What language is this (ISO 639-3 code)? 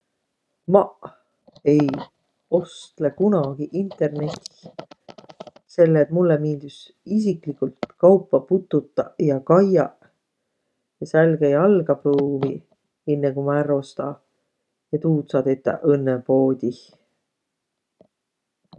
vro